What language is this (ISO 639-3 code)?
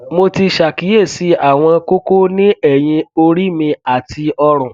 yor